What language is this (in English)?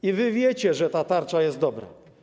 Polish